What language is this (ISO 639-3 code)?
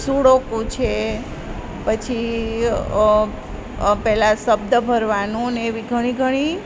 guj